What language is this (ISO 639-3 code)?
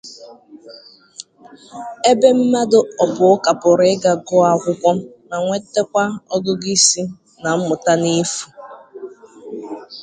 ibo